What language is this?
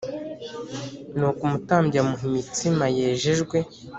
Kinyarwanda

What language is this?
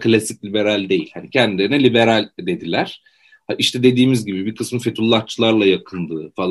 Turkish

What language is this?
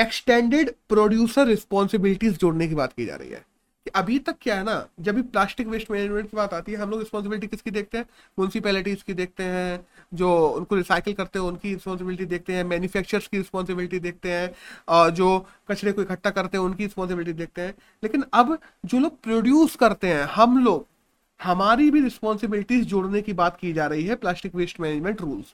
Hindi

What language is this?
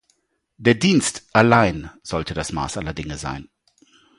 German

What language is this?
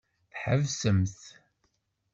Kabyle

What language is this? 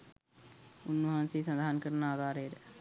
Sinhala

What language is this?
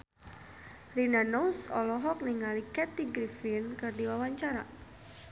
Sundanese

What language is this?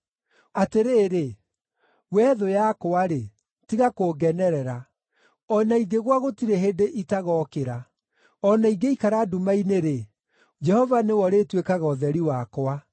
Kikuyu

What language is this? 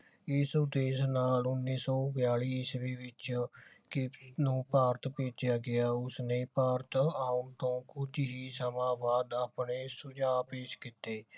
Punjabi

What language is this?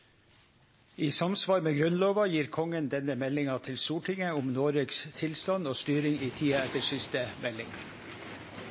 Norwegian Nynorsk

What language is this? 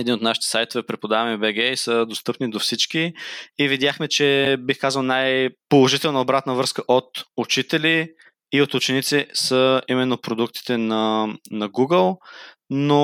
Bulgarian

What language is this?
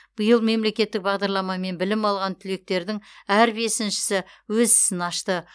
Kazakh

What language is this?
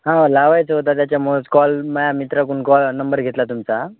Marathi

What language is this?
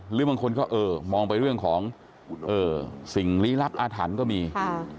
Thai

